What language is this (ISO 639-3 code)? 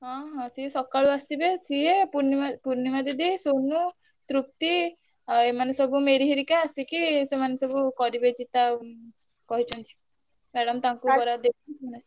ori